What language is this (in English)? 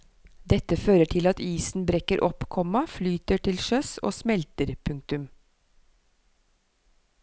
Norwegian